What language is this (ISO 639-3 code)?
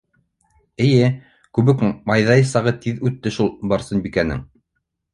bak